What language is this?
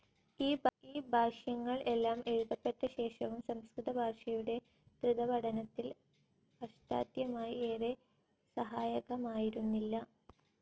Malayalam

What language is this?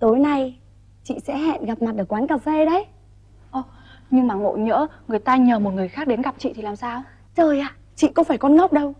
Vietnamese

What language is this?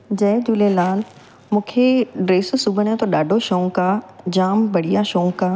Sindhi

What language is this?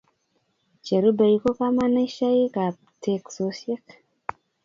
Kalenjin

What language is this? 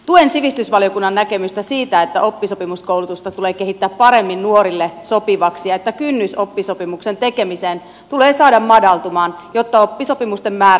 Finnish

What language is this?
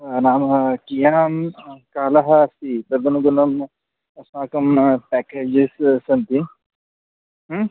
Sanskrit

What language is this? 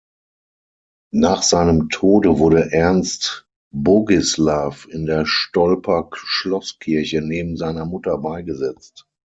German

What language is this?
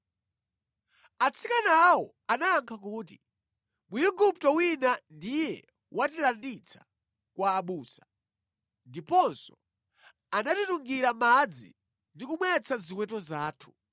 Nyanja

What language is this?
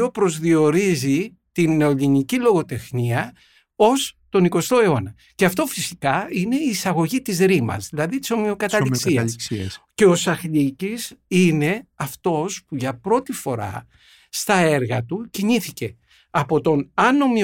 Greek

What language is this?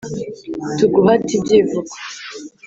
Kinyarwanda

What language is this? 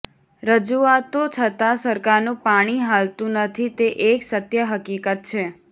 Gujarati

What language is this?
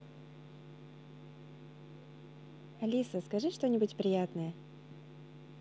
Russian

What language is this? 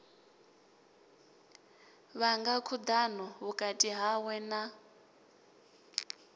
Venda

